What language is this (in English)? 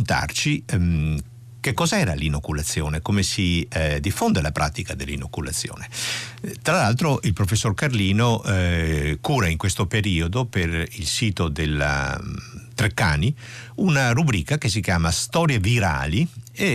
Italian